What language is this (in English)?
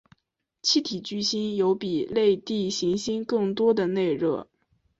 Chinese